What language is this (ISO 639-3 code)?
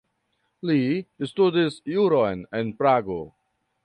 epo